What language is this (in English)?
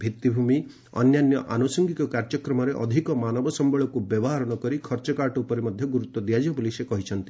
Odia